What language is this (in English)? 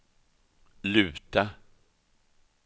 Swedish